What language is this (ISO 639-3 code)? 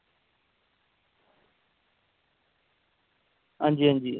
doi